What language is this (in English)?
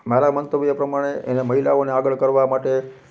Gujarati